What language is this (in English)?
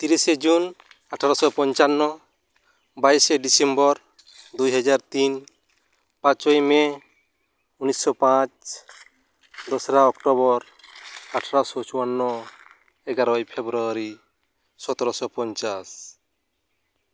Santali